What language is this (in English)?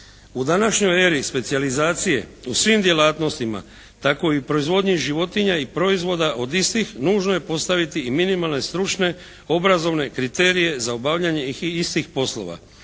Croatian